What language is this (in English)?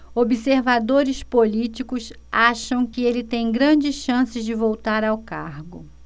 Portuguese